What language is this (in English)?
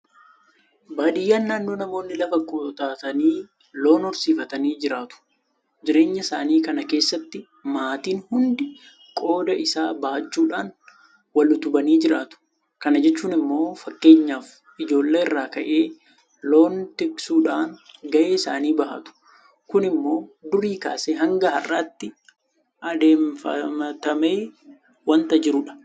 Oromo